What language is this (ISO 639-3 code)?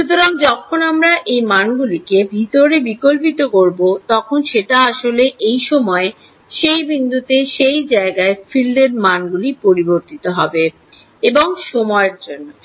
ben